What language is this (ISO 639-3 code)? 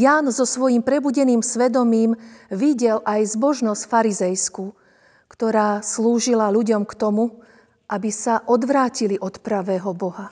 slk